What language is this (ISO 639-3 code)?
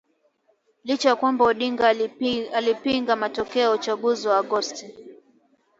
swa